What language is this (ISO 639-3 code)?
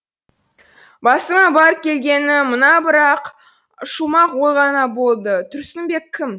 kaz